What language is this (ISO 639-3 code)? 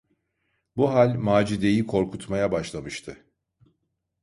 tur